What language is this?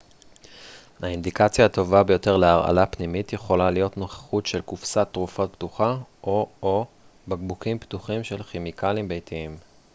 Hebrew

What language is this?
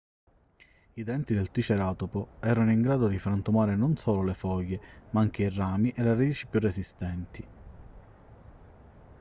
Italian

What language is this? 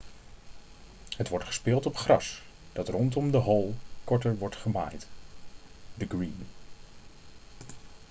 Dutch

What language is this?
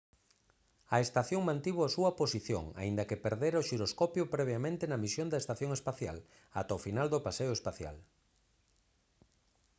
Galician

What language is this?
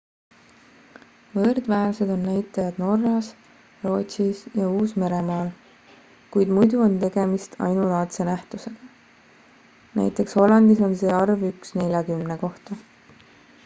Estonian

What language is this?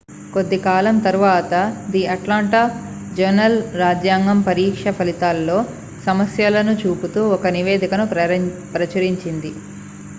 Telugu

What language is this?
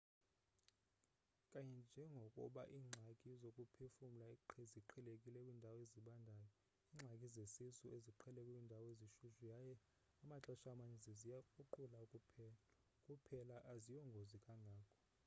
Xhosa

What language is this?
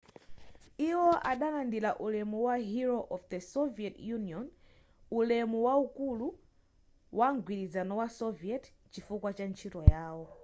Nyanja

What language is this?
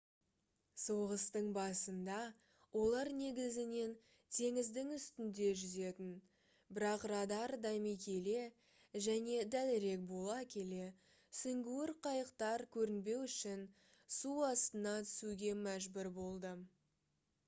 Kazakh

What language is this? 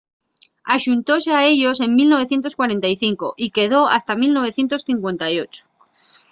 Asturian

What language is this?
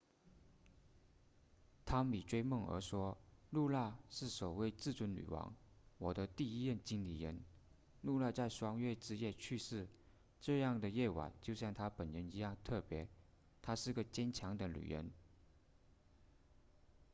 Chinese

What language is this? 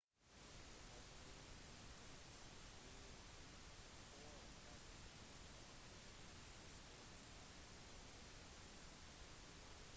Norwegian Bokmål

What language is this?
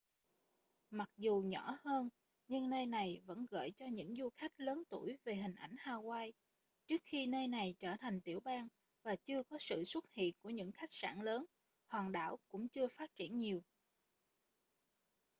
Vietnamese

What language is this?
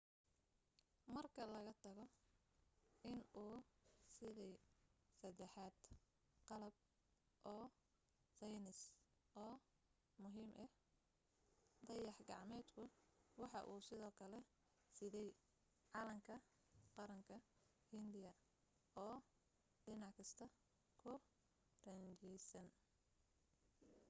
Somali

